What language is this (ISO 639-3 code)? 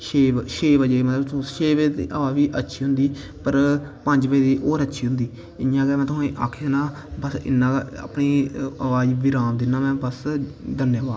doi